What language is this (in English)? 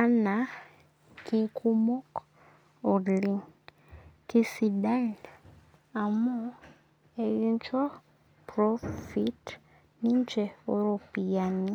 Masai